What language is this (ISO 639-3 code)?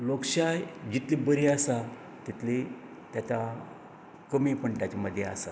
kok